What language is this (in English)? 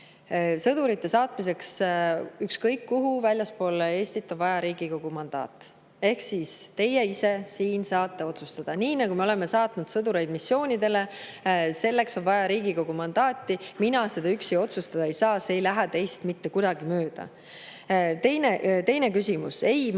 Estonian